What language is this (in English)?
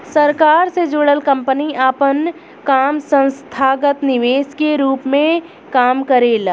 Bhojpuri